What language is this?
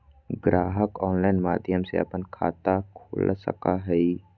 Magahi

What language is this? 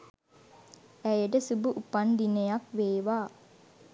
Sinhala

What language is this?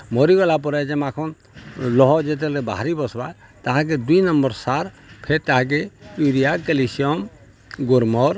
Odia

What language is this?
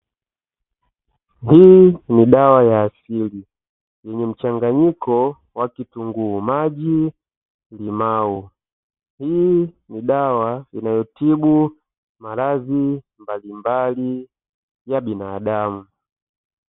Swahili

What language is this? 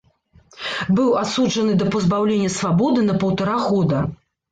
Belarusian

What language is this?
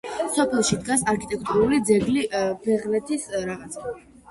Georgian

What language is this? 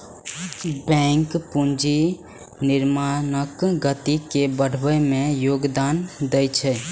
Maithili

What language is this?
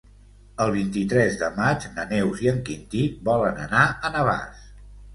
Catalan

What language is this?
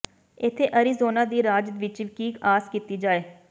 Punjabi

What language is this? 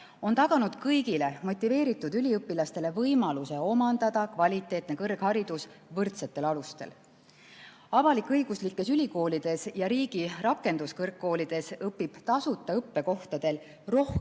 Estonian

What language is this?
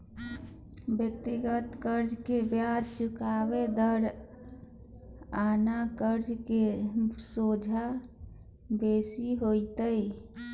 Maithili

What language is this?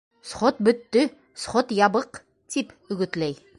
Bashkir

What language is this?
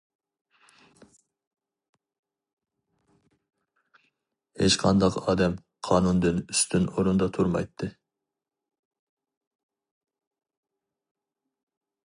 Uyghur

